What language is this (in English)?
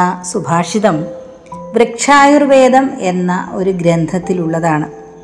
Malayalam